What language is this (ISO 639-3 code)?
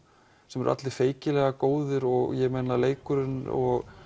isl